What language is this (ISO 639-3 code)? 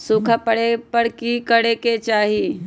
mag